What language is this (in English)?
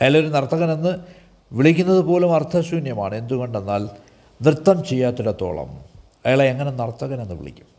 Malayalam